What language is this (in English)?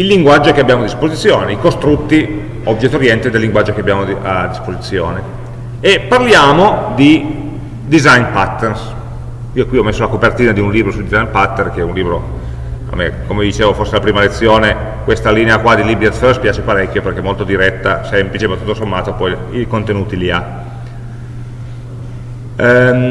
Italian